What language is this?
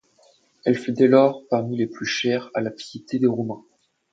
French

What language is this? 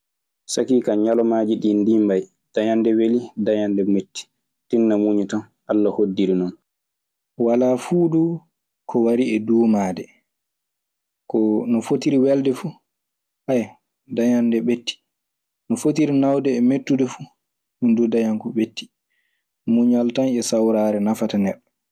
Maasina Fulfulde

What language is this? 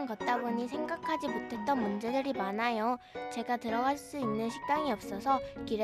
Korean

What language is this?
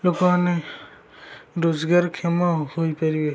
Odia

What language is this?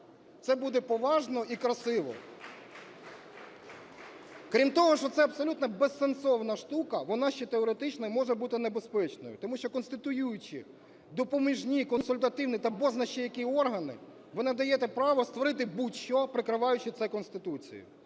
Ukrainian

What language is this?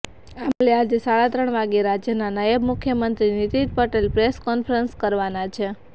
Gujarati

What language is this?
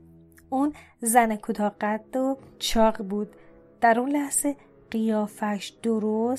Persian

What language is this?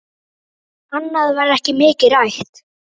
Icelandic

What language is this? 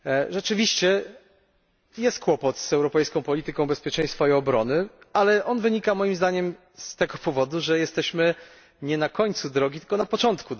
Polish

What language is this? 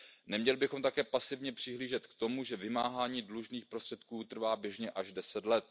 Czech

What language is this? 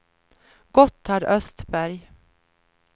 Swedish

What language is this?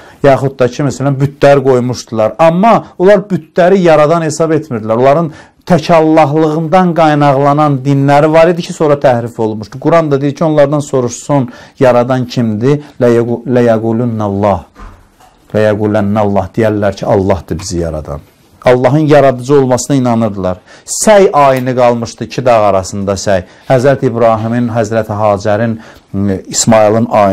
Turkish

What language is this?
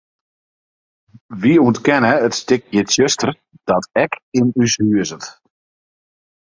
Western Frisian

